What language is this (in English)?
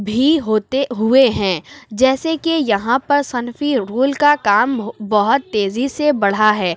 Urdu